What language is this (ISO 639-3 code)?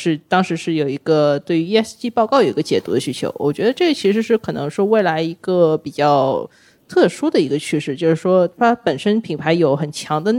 zho